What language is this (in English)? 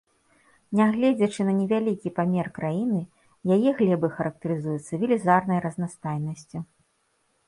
Belarusian